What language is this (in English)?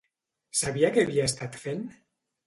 Catalan